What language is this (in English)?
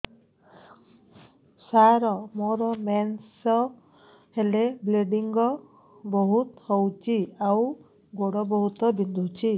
Odia